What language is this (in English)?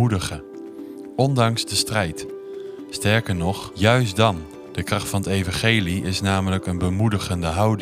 Dutch